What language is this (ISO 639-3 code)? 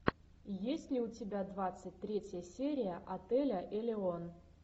rus